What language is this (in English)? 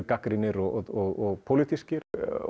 Icelandic